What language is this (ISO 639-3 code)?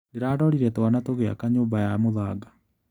kik